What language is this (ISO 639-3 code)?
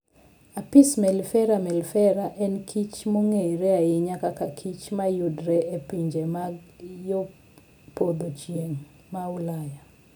luo